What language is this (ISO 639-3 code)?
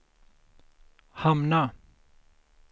swe